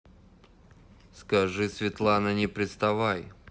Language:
Russian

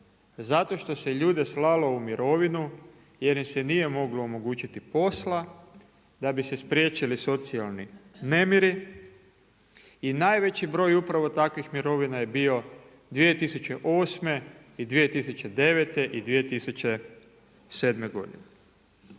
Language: Croatian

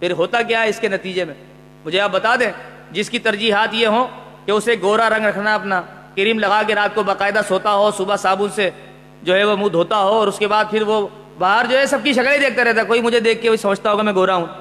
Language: Urdu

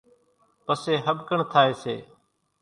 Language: Kachi Koli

